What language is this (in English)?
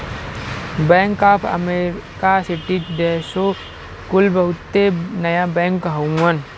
Bhojpuri